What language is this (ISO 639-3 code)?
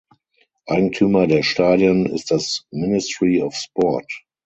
deu